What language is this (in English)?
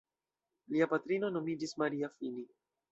Esperanto